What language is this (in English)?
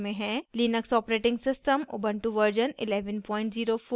Hindi